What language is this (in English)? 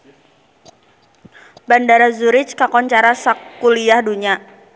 Sundanese